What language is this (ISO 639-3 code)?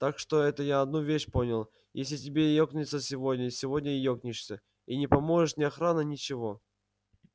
rus